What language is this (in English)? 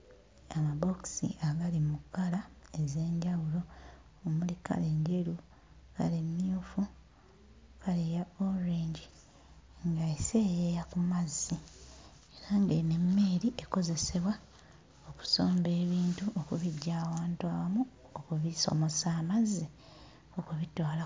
Ganda